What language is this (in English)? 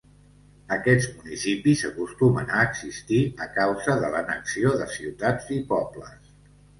Catalan